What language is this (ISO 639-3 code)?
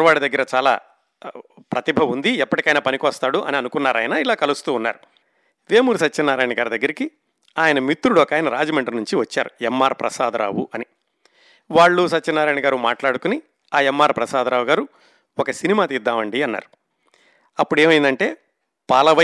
tel